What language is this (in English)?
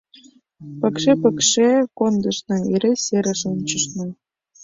Mari